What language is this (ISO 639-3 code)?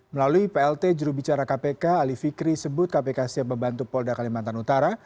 ind